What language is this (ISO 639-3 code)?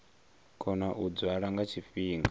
ven